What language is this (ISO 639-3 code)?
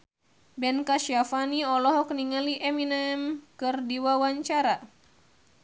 sun